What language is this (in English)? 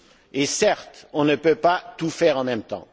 French